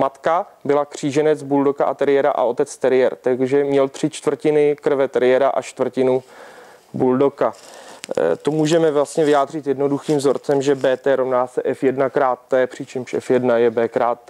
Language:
Czech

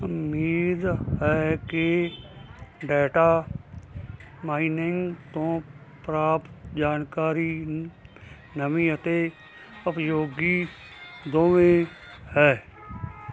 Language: Punjabi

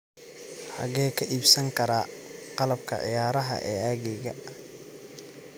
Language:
Somali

